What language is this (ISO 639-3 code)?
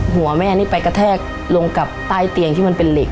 tha